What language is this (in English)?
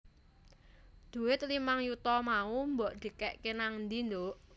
Javanese